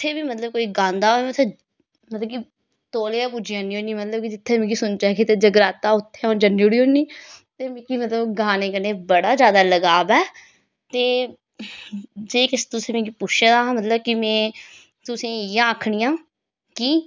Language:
Dogri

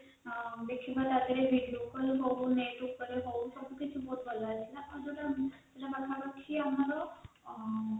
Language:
Odia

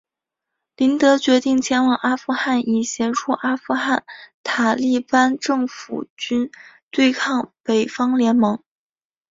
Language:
Chinese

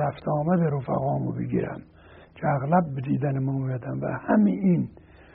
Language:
Persian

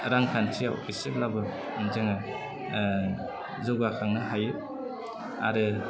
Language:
Bodo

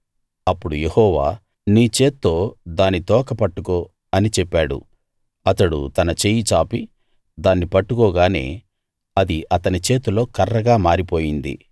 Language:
Telugu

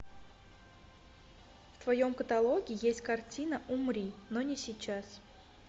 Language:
Russian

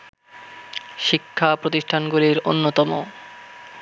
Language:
Bangla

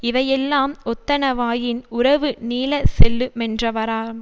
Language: Tamil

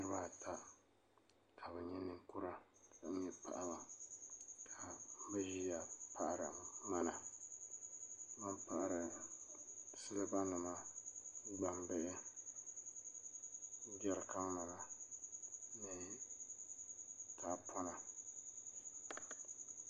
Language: Dagbani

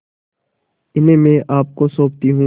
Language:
Hindi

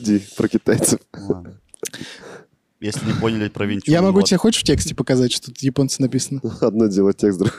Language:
Russian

